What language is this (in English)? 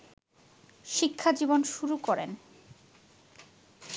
Bangla